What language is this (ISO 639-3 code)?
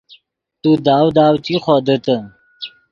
ydg